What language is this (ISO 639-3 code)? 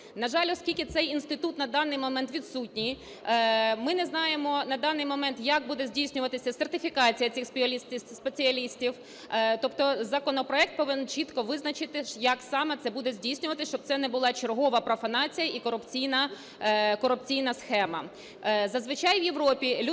ukr